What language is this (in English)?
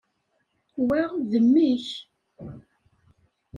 Kabyle